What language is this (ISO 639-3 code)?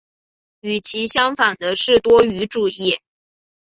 zho